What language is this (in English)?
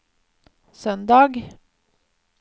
Norwegian